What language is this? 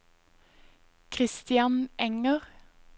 Norwegian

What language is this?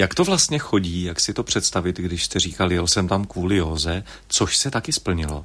Czech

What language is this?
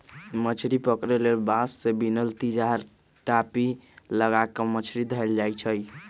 Magahi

